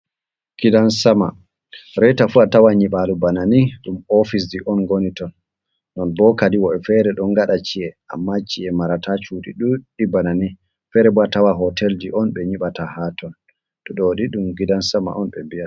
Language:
Fula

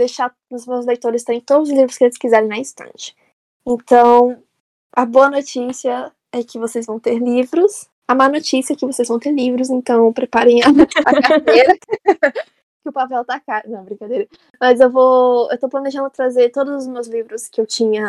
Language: Portuguese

